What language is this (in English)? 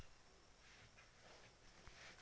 Hindi